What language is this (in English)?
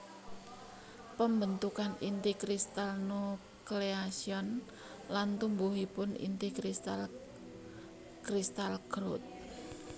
Javanese